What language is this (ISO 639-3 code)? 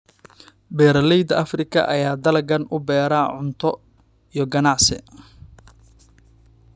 som